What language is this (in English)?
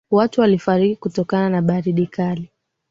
Swahili